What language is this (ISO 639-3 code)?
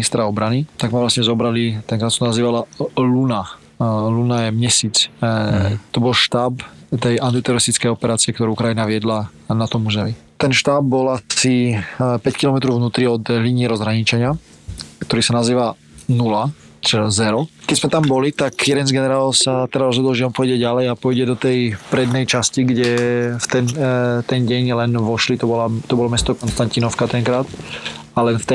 slk